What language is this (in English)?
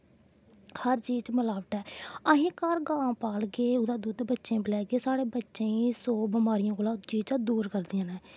Dogri